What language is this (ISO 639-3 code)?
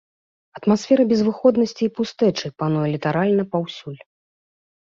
bel